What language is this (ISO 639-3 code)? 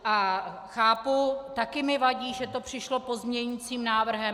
ces